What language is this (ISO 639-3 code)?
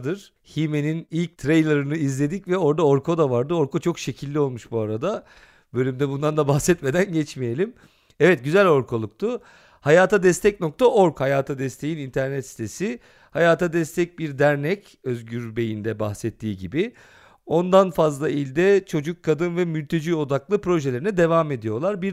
tur